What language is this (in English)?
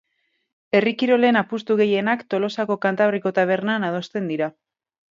Basque